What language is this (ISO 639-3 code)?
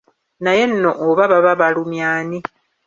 lug